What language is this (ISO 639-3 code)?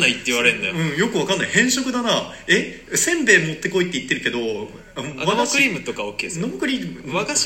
jpn